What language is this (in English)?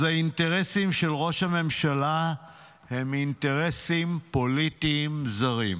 Hebrew